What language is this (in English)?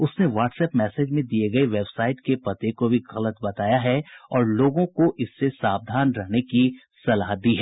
Hindi